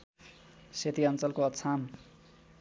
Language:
Nepali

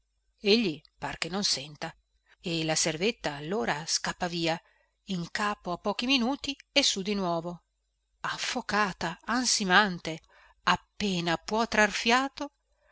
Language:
Italian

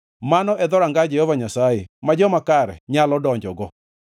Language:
Luo (Kenya and Tanzania)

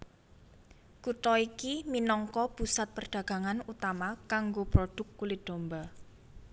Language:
Javanese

